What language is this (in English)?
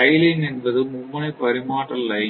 Tamil